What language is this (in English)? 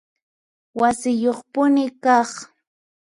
Puno Quechua